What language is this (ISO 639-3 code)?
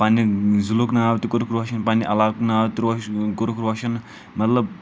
kas